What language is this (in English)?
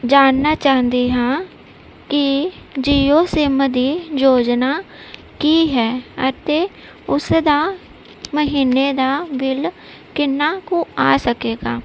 Punjabi